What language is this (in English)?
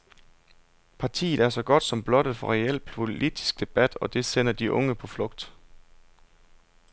Danish